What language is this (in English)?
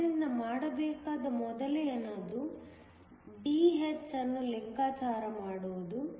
Kannada